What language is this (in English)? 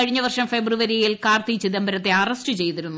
Malayalam